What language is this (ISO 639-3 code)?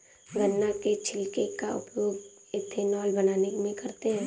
hin